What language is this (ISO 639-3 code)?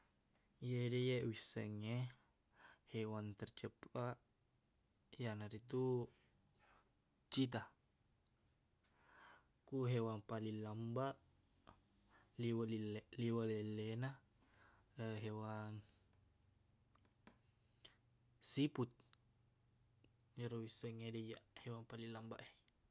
bug